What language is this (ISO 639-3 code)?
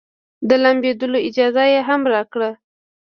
pus